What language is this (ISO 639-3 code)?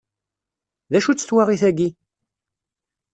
kab